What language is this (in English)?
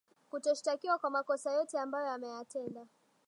Swahili